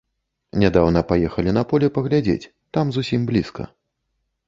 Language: Belarusian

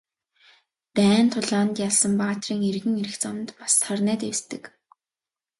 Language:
Mongolian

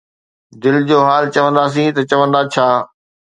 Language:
Sindhi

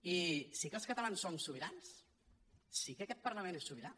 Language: Catalan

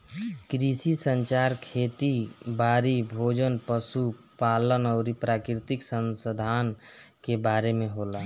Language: Bhojpuri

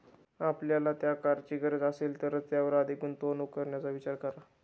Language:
Marathi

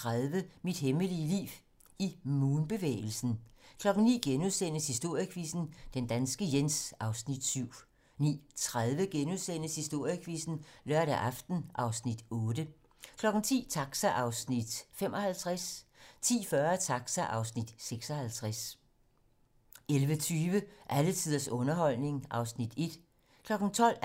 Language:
Danish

